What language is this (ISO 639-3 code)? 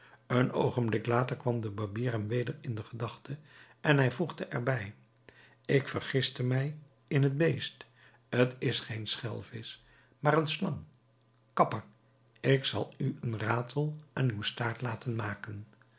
nld